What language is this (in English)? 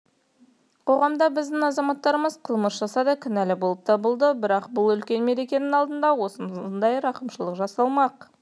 Kazakh